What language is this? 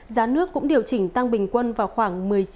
Vietnamese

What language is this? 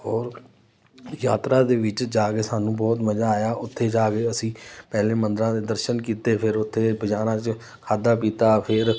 Punjabi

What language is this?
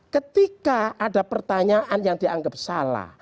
Indonesian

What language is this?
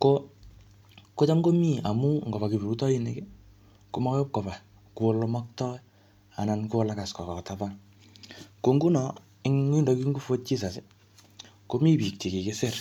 Kalenjin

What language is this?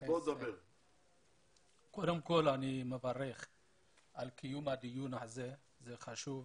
Hebrew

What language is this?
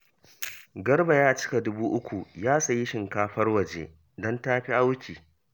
Hausa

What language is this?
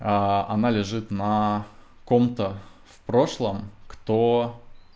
Russian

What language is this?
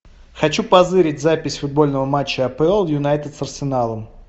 Russian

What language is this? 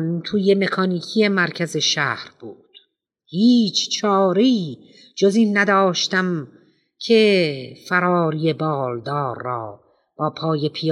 Persian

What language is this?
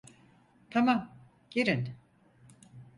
Turkish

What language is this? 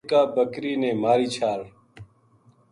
Gujari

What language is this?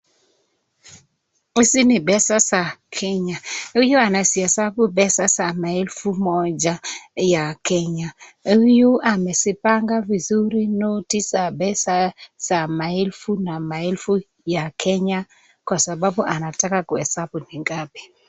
Swahili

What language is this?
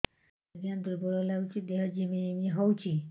Odia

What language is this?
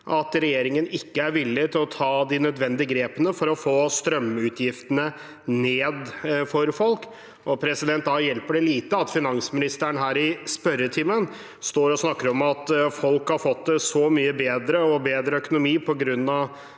Norwegian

